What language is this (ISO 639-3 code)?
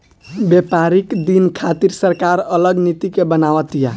bho